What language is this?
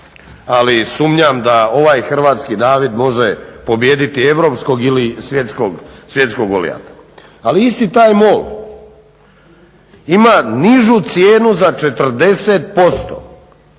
Croatian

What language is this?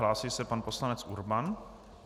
Czech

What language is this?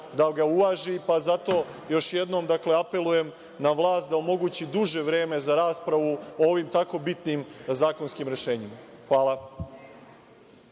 Serbian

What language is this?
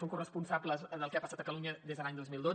Catalan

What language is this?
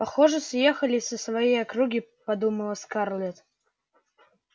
Russian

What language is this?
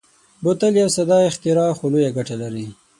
Pashto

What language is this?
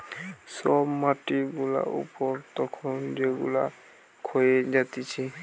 Bangla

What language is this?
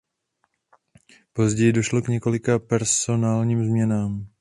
Czech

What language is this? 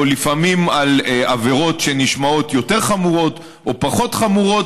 Hebrew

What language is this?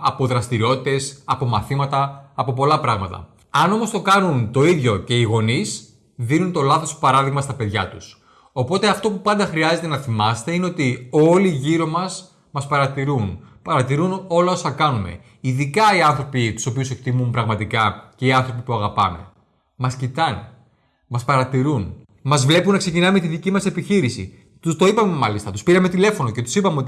Greek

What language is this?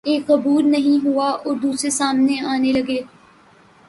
Urdu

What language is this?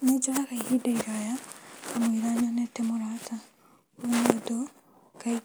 Kikuyu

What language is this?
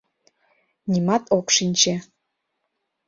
Mari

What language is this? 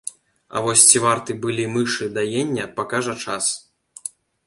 Belarusian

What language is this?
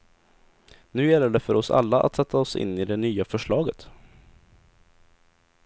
Swedish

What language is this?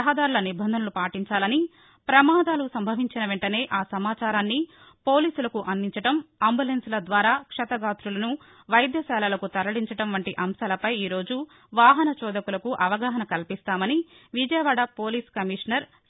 Telugu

